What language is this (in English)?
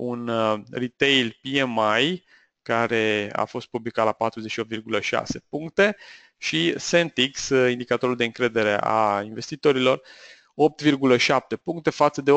Romanian